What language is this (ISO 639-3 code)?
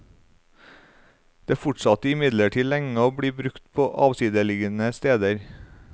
nor